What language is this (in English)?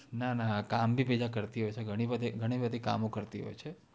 Gujarati